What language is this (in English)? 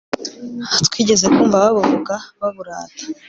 Kinyarwanda